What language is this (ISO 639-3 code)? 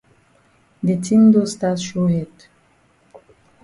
wes